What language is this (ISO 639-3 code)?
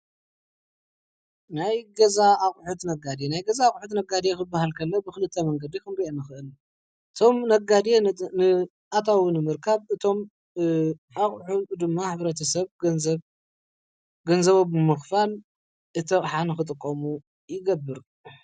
tir